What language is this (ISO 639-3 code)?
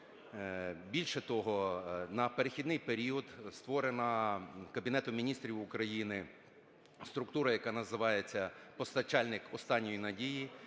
ukr